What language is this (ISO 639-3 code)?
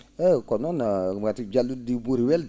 ful